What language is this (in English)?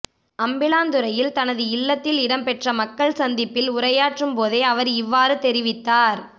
Tamil